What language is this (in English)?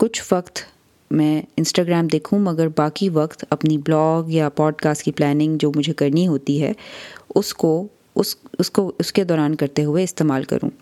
Urdu